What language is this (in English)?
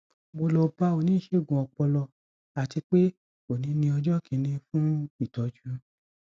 Yoruba